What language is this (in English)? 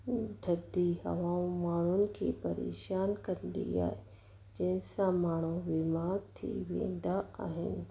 Sindhi